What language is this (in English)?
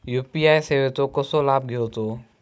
Marathi